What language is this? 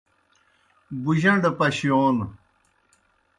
Kohistani Shina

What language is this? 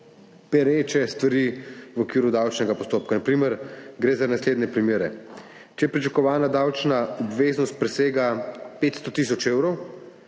Slovenian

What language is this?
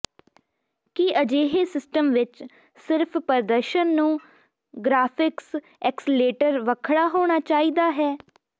Punjabi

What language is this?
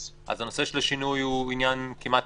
Hebrew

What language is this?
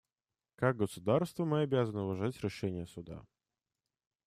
Russian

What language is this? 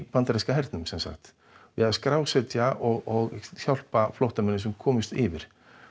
Icelandic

